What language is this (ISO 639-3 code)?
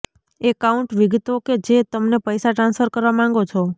guj